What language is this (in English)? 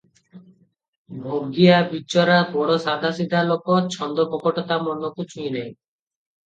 Odia